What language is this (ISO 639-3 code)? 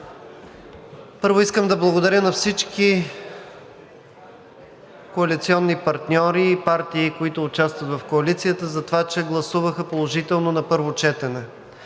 bul